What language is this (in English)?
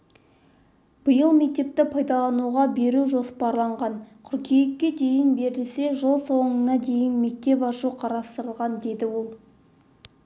Kazakh